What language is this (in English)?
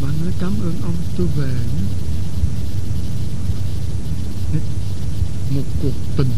Vietnamese